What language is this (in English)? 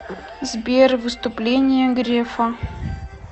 Russian